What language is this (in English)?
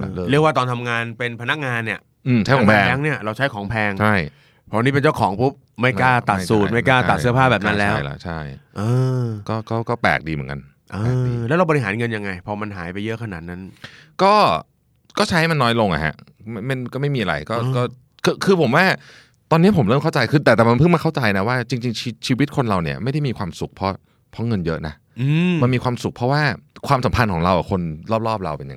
Thai